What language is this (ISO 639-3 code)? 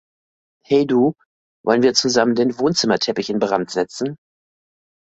deu